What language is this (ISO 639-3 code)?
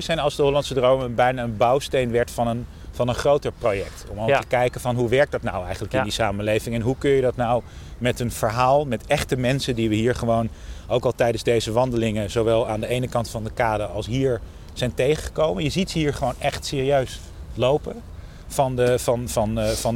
nld